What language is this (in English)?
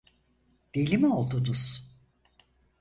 Turkish